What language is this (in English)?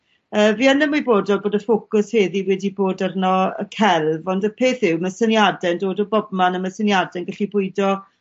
Welsh